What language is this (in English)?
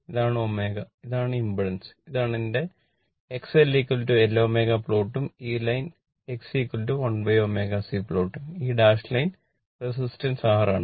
Malayalam